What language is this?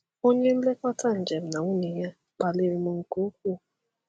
Igbo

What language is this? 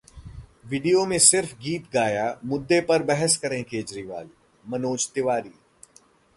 Hindi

